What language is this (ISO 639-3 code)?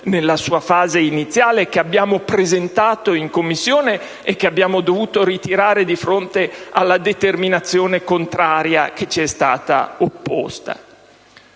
ita